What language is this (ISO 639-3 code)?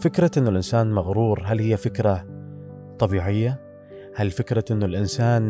ara